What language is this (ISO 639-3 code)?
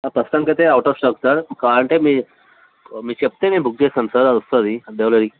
tel